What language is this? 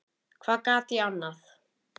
Icelandic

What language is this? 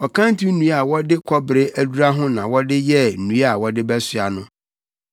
Akan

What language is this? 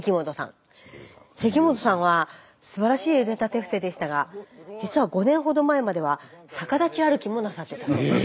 Japanese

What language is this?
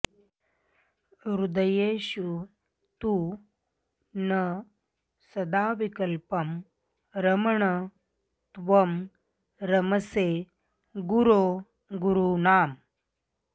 Sanskrit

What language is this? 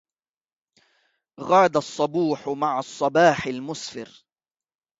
Arabic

